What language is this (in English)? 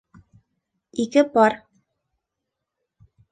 Bashkir